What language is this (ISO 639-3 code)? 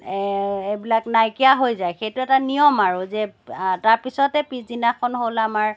asm